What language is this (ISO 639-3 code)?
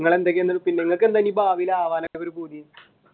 mal